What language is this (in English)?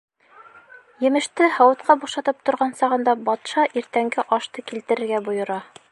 Bashkir